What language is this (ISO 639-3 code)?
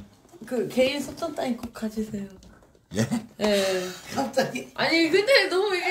kor